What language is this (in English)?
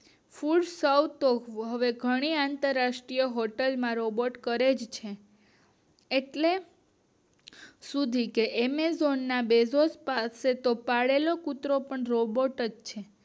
Gujarati